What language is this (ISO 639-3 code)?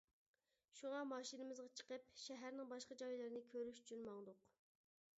uig